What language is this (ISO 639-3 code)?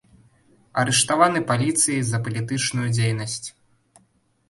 bel